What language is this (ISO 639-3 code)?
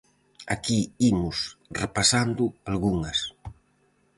glg